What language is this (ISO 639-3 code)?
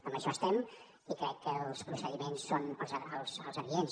cat